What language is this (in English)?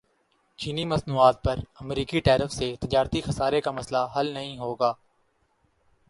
Urdu